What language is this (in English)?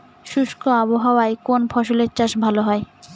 Bangla